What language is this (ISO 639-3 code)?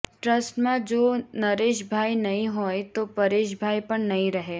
guj